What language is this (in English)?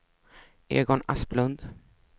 Swedish